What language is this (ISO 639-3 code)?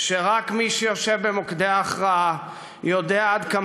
heb